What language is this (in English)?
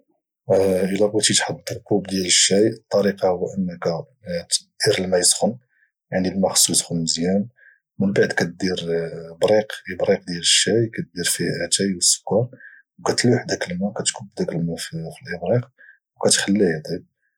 Moroccan Arabic